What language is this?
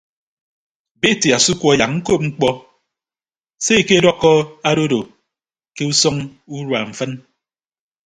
Ibibio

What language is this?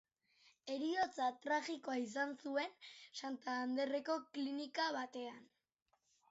Basque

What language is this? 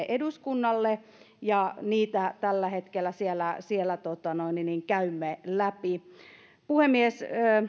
Finnish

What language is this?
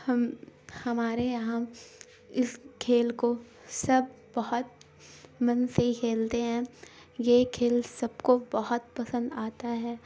Urdu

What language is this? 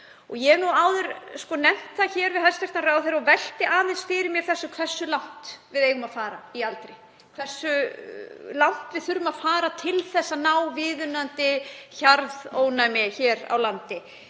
Icelandic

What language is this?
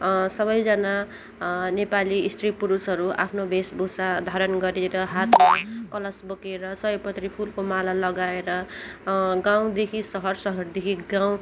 Nepali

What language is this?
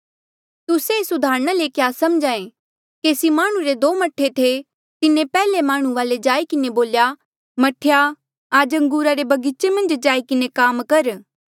Mandeali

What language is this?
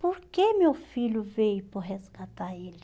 Portuguese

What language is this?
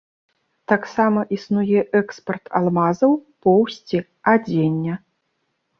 Belarusian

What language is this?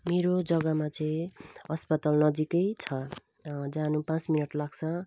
Nepali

